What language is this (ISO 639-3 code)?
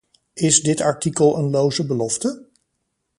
nld